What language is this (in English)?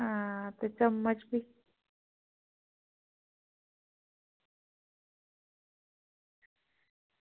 Dogri